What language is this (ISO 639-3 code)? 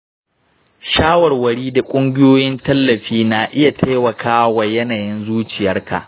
hau